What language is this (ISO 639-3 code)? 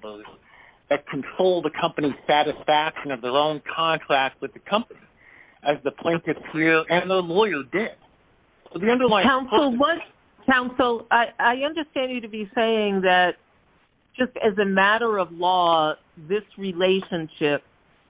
eng